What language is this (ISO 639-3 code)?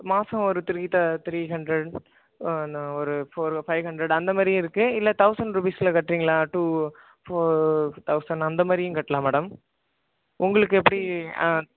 tam